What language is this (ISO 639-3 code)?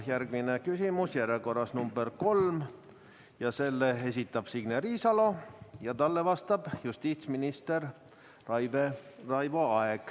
est